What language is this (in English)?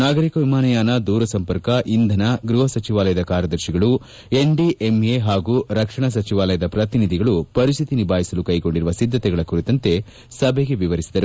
Kannada